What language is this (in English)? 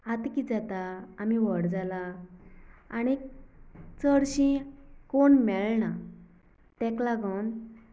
Konkani